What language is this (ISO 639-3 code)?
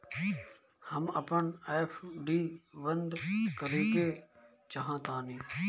bho